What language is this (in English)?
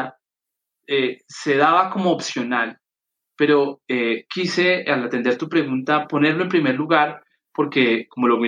Spanish